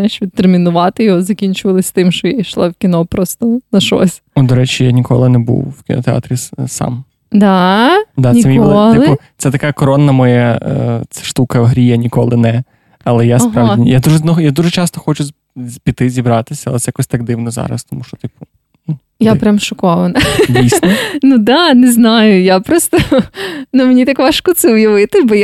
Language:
Ukrainian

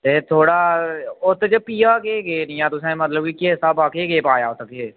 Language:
Dogri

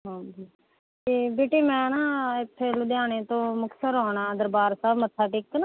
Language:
Punjabi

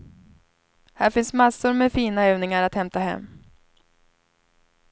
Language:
Swedish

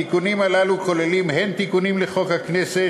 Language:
Hebrew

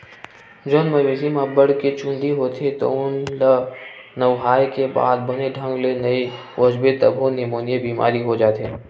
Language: Chhattisgarhi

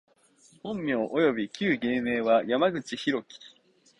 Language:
Japanese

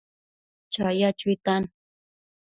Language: Matsés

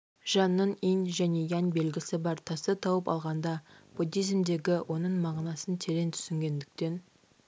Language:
Kazakh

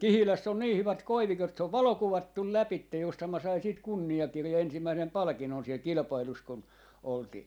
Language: Finnish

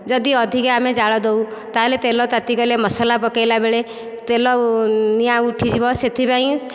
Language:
Odia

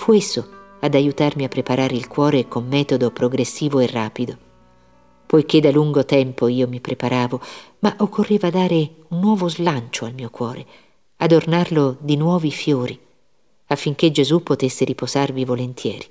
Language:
Italian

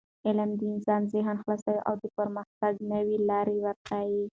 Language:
Pashto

